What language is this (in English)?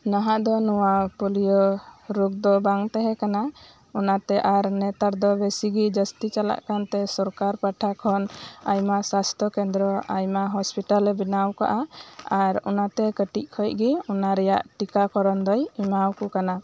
Santali